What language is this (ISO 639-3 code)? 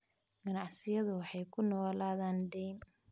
som